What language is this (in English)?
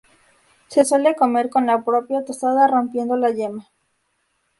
Spanish